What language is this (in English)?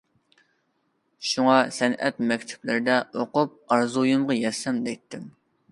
Uyghur